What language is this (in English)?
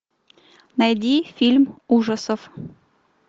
Russian